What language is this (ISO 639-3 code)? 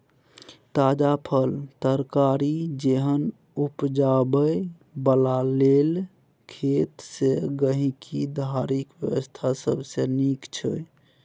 mai